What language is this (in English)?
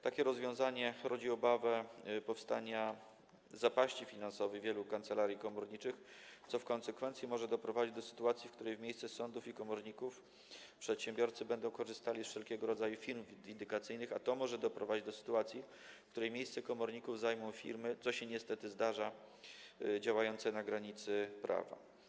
Polish